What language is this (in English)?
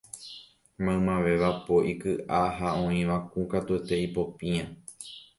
Guarani